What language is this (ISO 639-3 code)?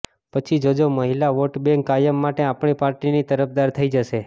guj